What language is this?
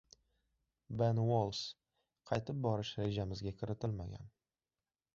Uzbek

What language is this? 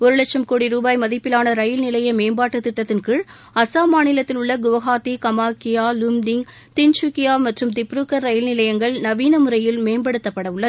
Tamil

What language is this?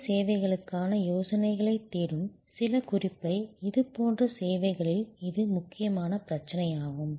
Tamil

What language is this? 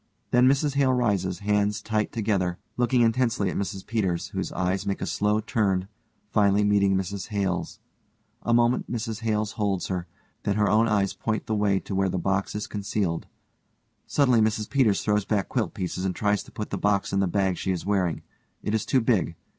English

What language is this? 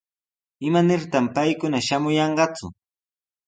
Sihuas Ancash Quechua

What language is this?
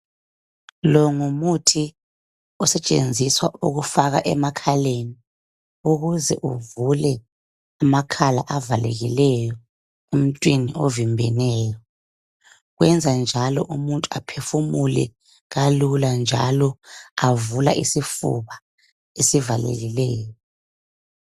North Ndebele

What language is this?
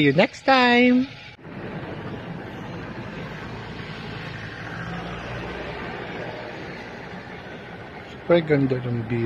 Filipino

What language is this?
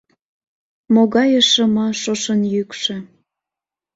Mari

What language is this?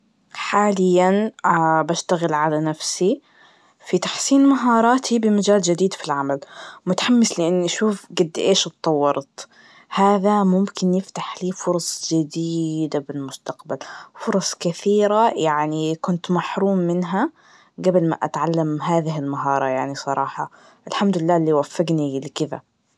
Najdi Arabic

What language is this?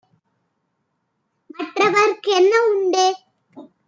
Tamil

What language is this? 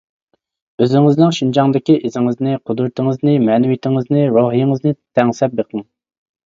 Uyghur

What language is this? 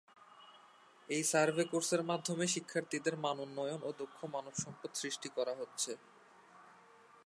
Bangla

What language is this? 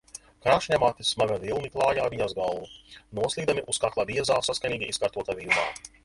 Latvian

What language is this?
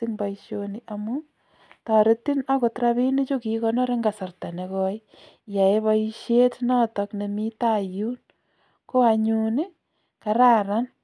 Kalenjin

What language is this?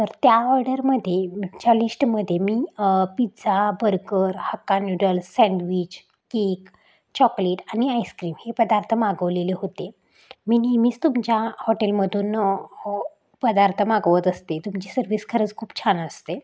Marathi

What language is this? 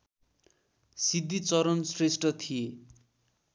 Nepali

